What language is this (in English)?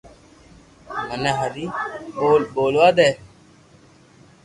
Loarki